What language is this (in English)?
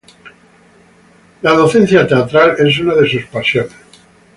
Spanish